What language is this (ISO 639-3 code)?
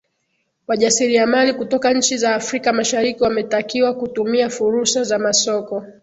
swa